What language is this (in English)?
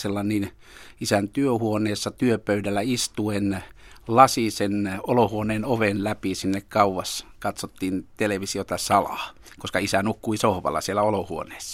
Finnish